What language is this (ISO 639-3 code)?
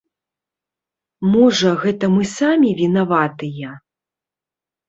bel